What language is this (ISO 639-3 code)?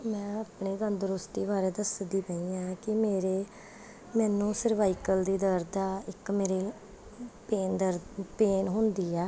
pan